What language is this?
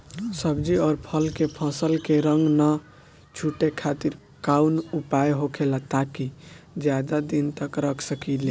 Bhojpuri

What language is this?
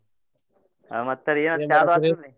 Kannada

